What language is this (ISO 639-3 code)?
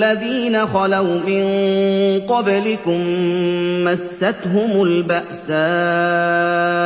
ara